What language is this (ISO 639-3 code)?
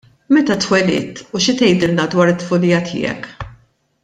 mlt